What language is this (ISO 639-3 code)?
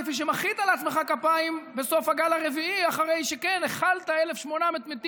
heb